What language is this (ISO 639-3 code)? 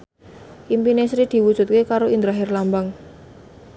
jav